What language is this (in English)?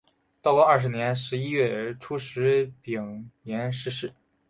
Chinese